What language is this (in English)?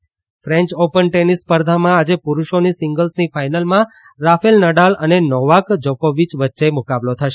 Gujarati